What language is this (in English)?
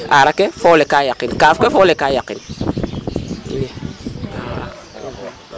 Serer